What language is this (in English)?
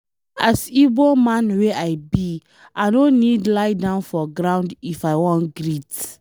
Nigerian Pidgin